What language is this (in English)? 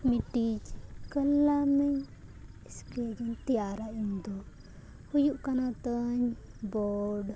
Santali